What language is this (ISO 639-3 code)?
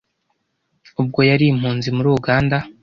kin